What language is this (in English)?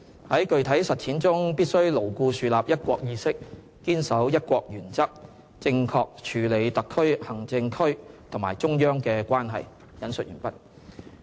Cantonese